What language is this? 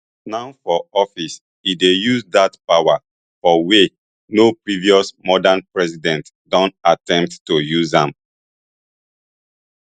Nigerian Pidgin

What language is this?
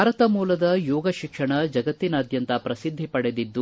Kannada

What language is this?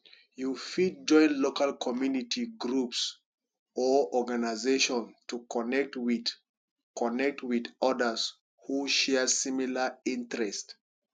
Nigerian Pidgin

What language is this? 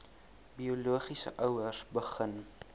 Afrikaans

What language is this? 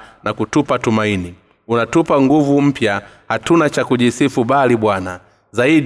Swahili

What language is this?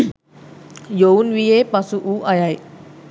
Sinhala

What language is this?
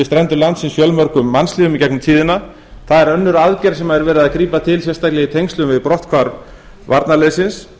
Icelandic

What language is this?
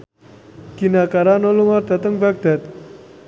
Javanese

